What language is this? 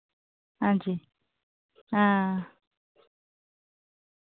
Dogri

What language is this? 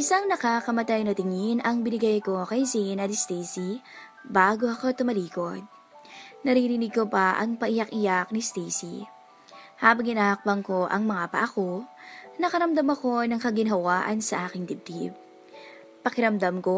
Filipino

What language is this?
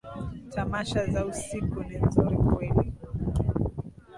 Swahili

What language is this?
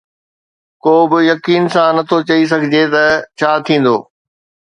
Sindhi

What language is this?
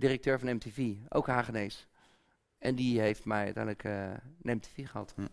Dutch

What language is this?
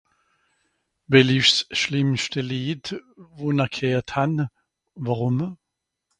Swiss German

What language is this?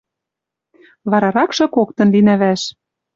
Western Mari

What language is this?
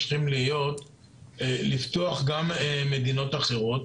Hebrew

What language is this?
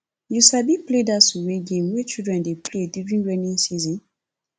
Nigerian Pidgin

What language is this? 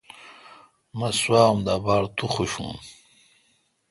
Kalkoti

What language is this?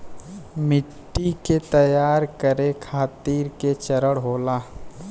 Bhojpuri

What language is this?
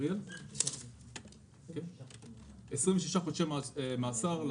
Hebrew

